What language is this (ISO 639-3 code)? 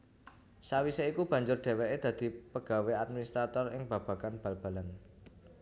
jav